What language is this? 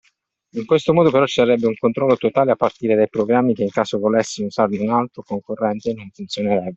Italian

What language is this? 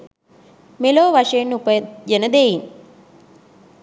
Sinhala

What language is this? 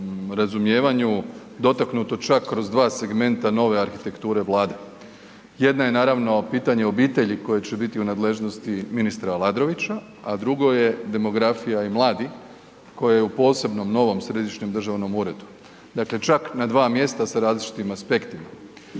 Croatian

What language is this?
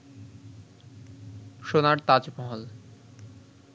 Bangla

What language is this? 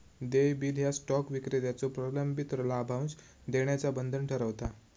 Marathi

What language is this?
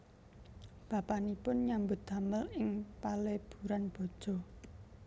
Javanese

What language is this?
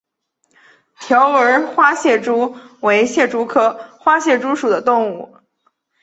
Chinese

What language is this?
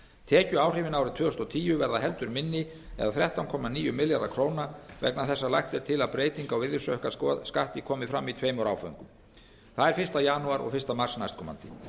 Icelandic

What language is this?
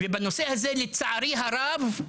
Hebrew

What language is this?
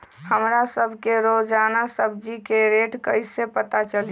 Magahi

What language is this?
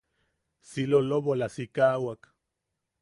Yaqui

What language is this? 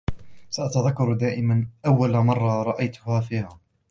Arabic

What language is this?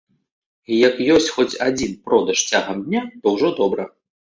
Belarusian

